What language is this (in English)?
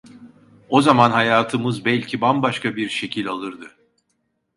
Turkish